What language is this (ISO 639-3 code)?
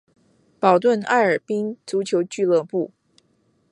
zho